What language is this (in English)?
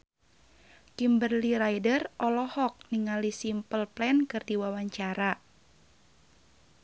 Sundanese